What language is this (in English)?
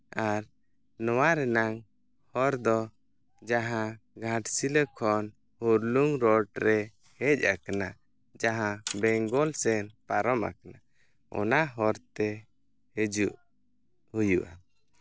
Santali